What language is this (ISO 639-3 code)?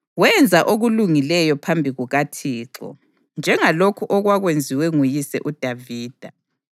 nde